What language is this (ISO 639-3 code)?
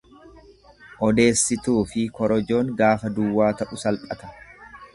orm